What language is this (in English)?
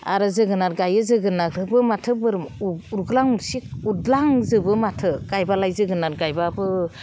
Bodo